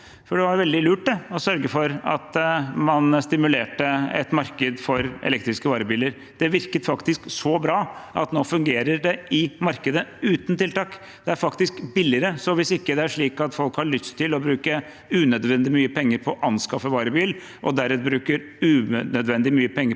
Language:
Norwegian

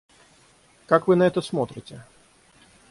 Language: Russian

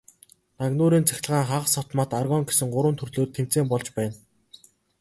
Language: Mongolian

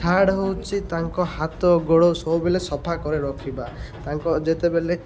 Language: Odia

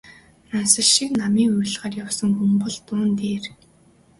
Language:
Mongolian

